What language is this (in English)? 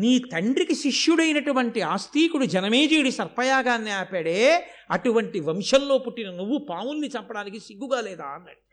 Telugu